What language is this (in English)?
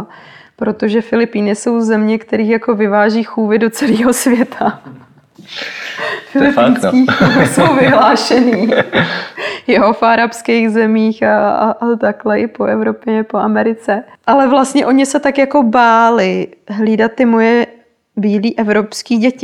Czech